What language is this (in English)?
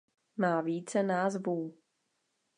Czech